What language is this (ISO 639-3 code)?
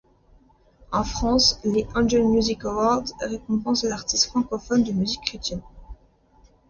fra